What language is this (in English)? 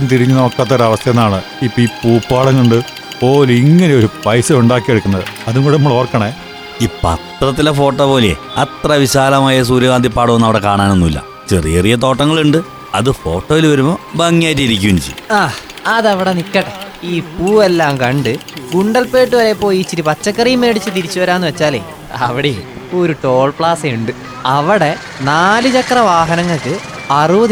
Malayalam